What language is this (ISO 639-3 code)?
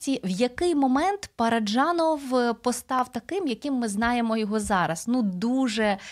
ukr